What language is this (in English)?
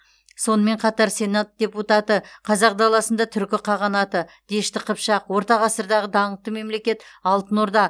Kazakh